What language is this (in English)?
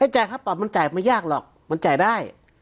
Thai